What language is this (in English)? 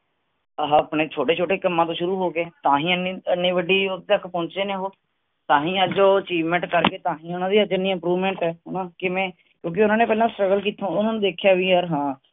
Punjabi